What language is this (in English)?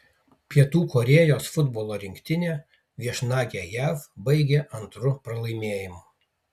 Lithuanian